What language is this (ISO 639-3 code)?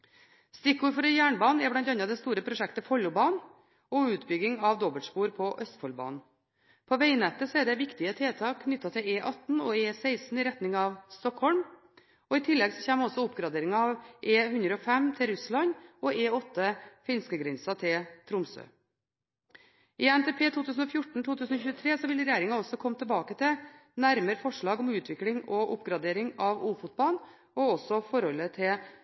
nob